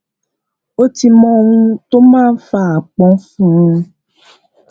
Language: Yoruba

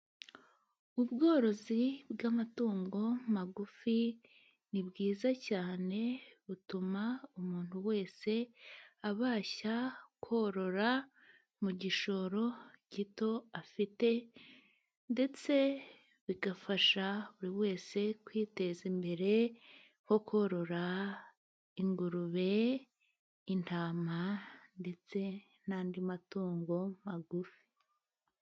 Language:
Kinyarwanda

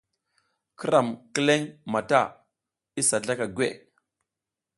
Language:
South Giziga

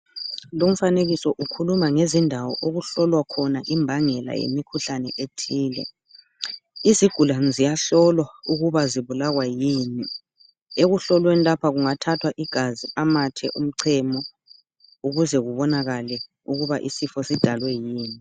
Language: North Ndebele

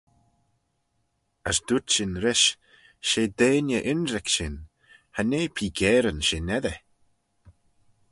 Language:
Manx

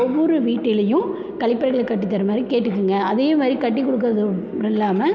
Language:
Tamil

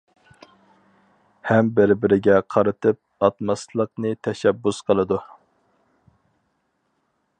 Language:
Uyghur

